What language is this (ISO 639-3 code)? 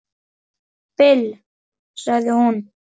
isl